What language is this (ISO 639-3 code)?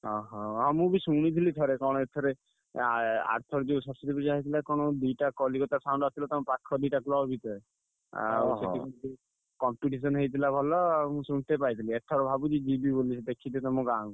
ori